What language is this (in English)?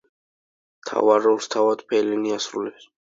Georgian